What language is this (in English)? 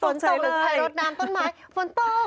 Thai